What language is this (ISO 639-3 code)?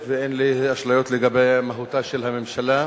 heb